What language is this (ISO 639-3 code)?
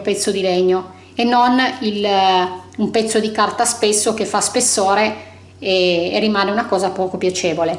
ita